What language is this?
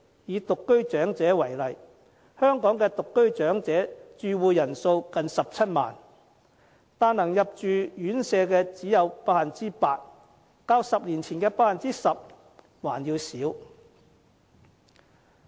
Cantonese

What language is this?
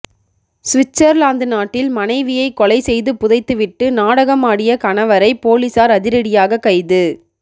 Tamil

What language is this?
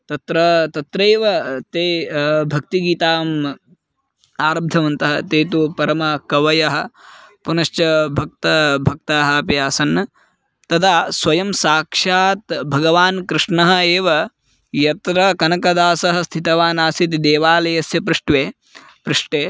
Sanskrit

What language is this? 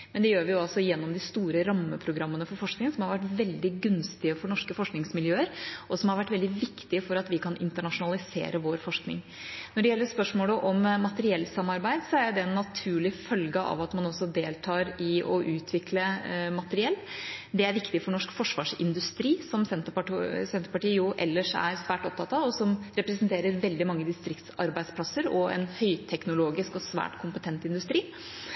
Norwegian Bokmål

